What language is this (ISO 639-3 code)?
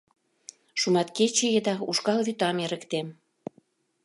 chm